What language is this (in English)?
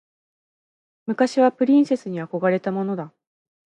Japanese